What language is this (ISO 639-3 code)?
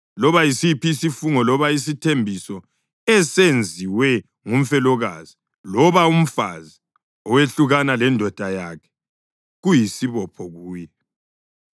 nde